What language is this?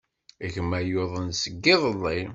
Kabyle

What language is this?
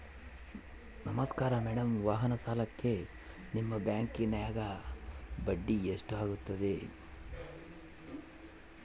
Kannada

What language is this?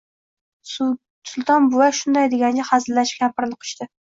Uzbek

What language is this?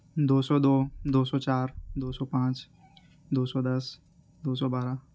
Urdu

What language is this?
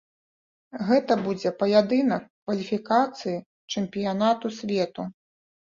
Belarusian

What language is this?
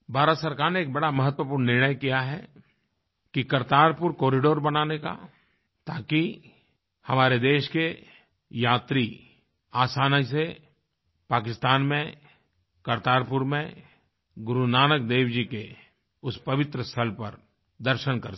Hindi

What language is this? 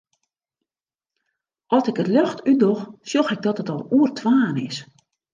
Western Frisian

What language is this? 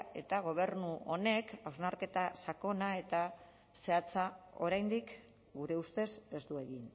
Basque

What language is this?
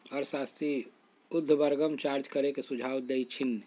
Magahi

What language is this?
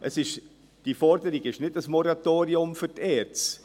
Swiss German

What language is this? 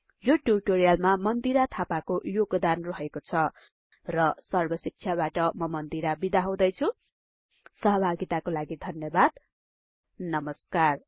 Nepali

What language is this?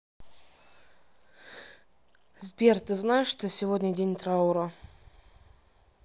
Russian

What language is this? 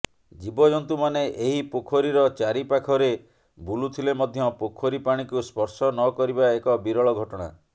Odia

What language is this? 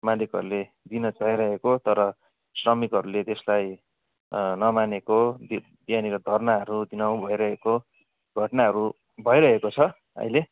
Nepali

